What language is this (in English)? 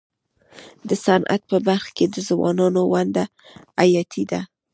Pashto